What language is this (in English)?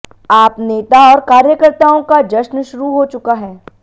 Hindi